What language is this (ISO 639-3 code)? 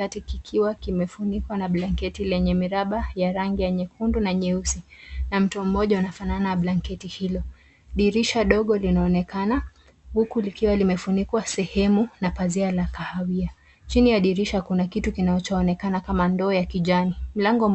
swa